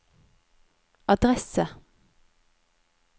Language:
Norwegian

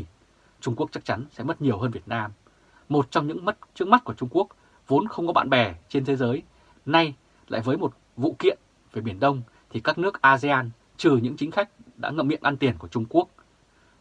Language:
Vietnamese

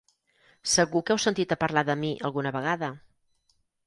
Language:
Catalan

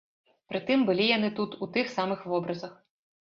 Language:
Belarusian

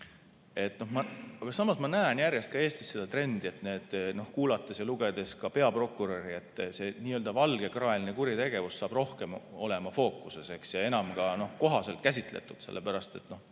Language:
Estonian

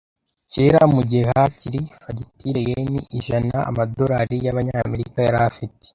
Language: Kinyarwanda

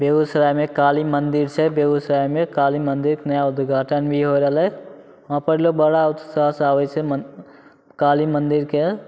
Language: Maithili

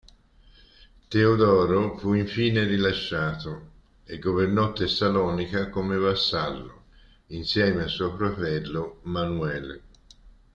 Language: Italian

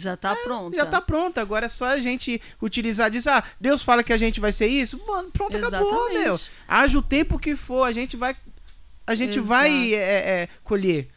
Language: Portuguese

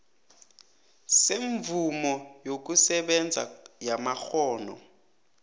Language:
South Ndebele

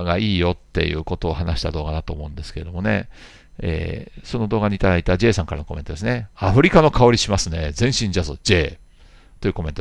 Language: Japanese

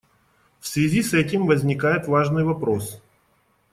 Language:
Russian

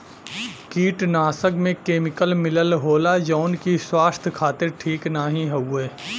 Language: Bhojpuri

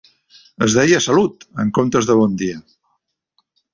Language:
Catalan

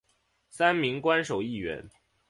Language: Chinese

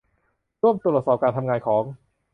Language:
Thai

